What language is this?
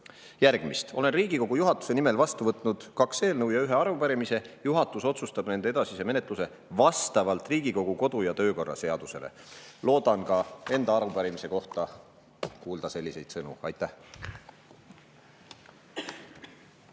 Estonian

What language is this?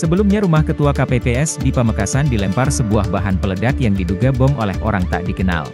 Indonesian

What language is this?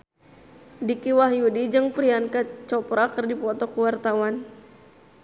Sundanese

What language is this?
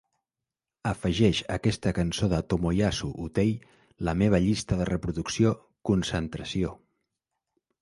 Catalan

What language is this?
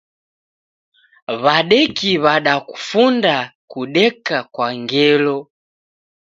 Taita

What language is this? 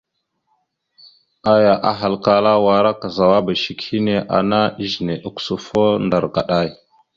Mada (Cameroon)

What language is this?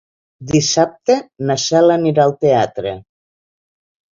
Catalan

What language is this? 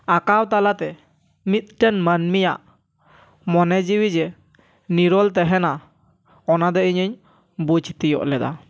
Santali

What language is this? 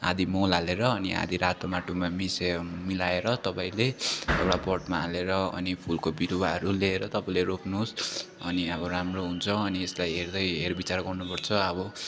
Nepali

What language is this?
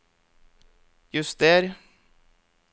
Norwegian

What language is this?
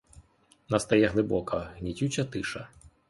Ukrainian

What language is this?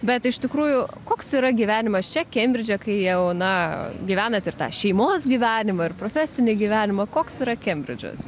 Lithuanian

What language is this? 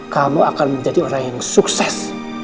Indonesian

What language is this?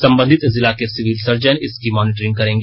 Hindi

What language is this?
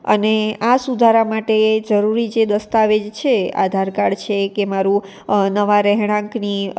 Gujarati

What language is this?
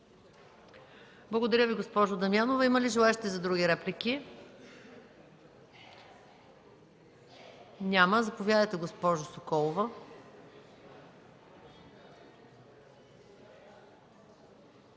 Bulgarian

